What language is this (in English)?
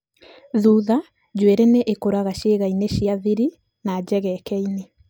Kikuyu